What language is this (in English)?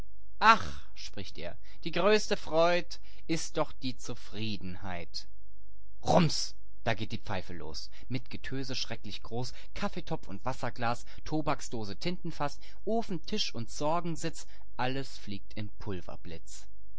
German